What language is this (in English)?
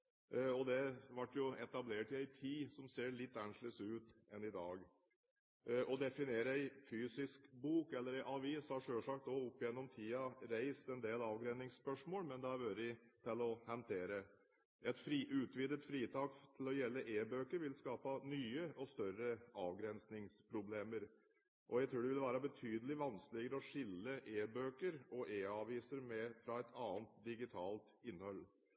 Norwegian Bokmål